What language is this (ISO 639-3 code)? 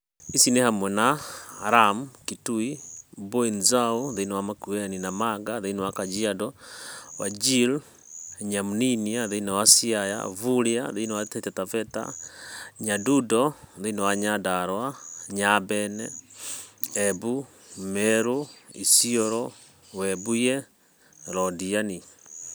kik